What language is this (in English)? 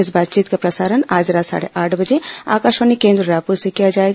Hindi